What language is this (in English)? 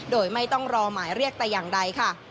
Thai